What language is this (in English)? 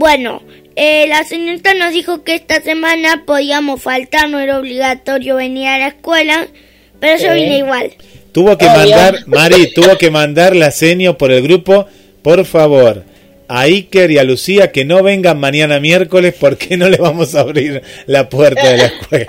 Spanish